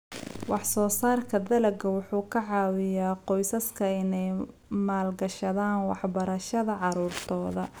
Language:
Somali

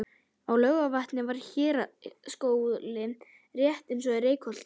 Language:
Icelandic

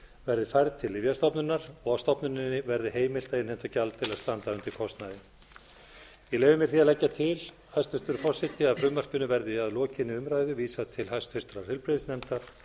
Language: Icelandic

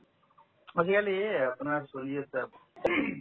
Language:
Assamese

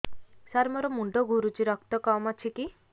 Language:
Odia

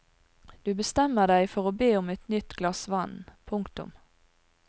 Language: Norwegian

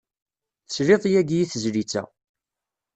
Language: Kabyle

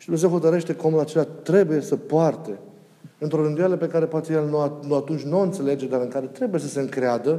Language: Romanian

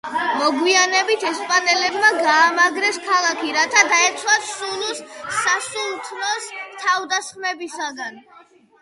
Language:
Georgian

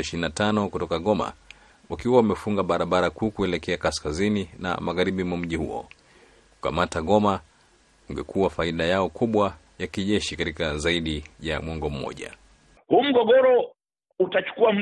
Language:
Swahili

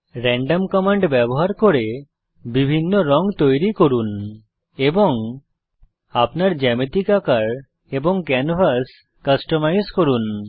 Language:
Bangla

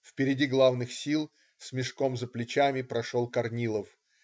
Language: Russian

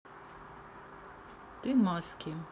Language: Russian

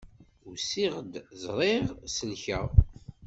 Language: Kabyle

